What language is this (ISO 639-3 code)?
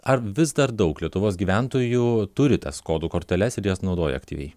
lit